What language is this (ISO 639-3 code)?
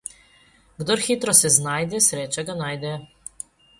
slv